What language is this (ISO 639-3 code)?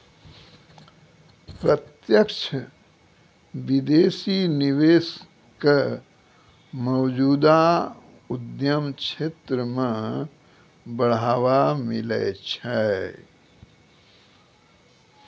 mai